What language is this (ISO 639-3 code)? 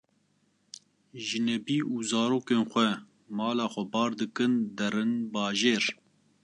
kur